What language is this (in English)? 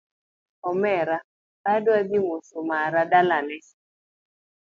Luo (Kenya and Tanzania)